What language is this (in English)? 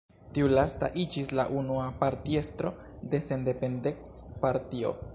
Esperanto